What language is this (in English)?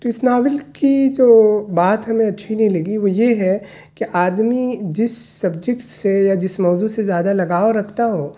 Urdu